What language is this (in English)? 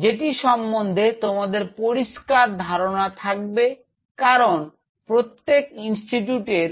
Bangla